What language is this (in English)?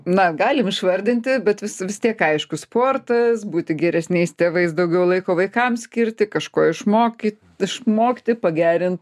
Lithuanian